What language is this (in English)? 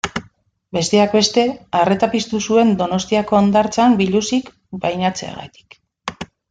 Basque